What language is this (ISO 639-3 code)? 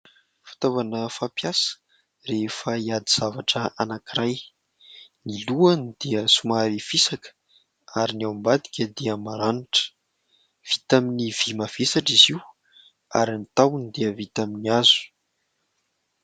mlg